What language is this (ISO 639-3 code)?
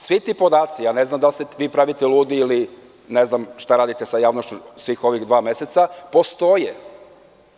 srp